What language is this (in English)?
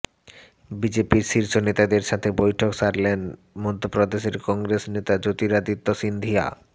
Bangla